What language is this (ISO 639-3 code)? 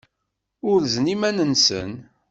kab